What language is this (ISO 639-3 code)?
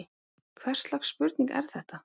isl